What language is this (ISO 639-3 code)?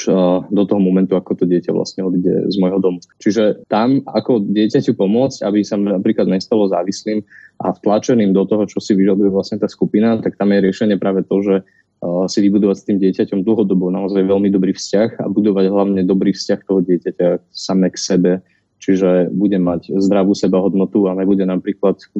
slk